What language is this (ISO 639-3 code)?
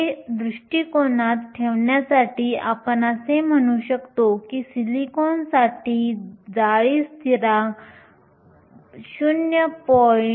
mar